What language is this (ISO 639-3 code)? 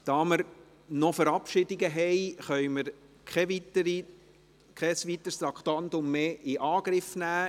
gsw